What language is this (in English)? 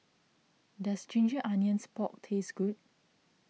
English